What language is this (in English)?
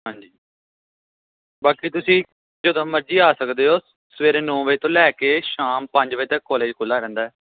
Punjabi